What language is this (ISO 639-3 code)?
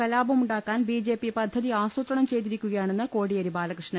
mal